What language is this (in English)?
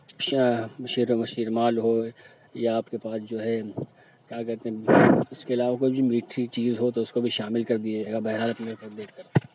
Urdu